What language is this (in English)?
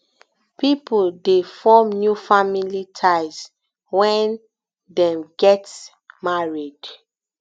Nigerian Pidgin